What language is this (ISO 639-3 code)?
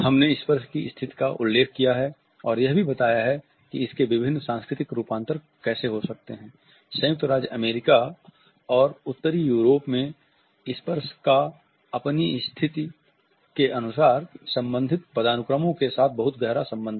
hin